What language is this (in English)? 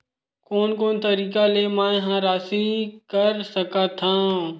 Chhattisgarhi